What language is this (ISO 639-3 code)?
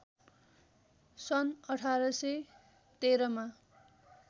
nep